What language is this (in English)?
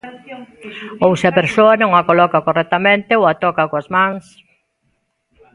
Galician